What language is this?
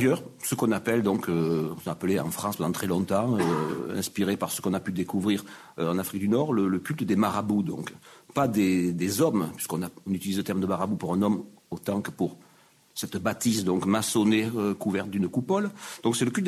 French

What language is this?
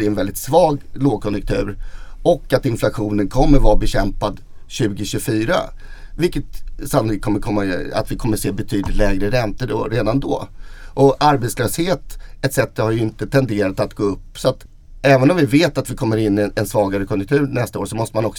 Swedish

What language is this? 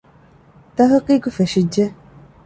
Divehi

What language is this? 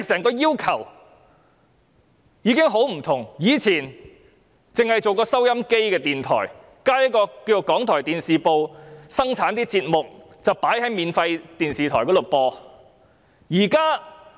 Cantonese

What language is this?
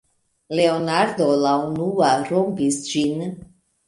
Esperanto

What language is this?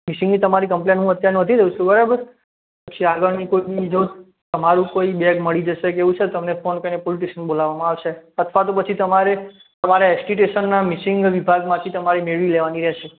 Gujarati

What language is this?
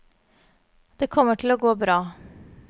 Norwegian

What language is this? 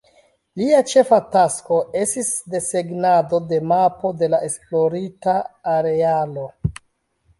Esperanto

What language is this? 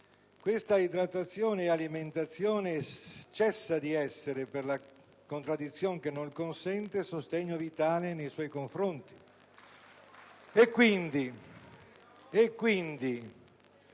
Italian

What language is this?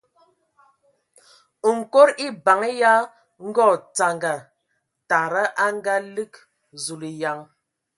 Ewondo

